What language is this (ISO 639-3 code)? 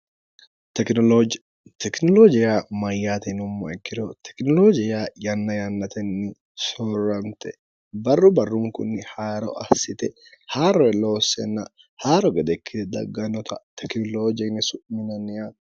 sid